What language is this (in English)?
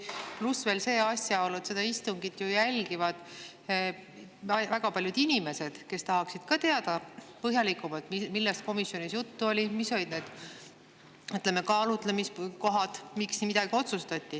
Estonian